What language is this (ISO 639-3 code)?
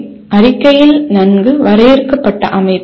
tam